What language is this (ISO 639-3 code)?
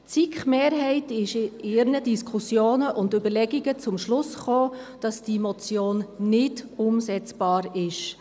gsw